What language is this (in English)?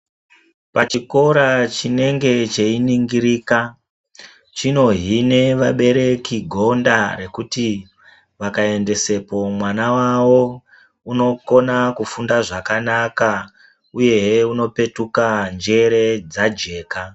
Ndau